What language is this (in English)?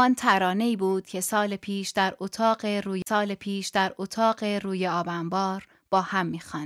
Persian